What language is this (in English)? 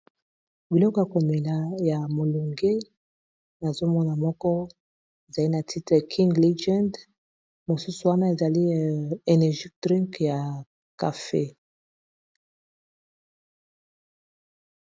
Lingala